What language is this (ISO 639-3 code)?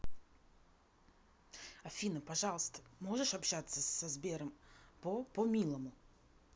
rus